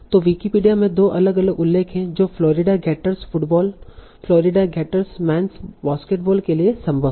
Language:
Hindi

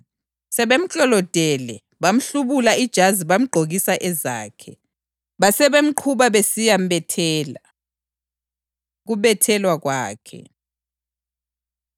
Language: North Ndebele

